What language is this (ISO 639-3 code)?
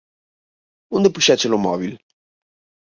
glg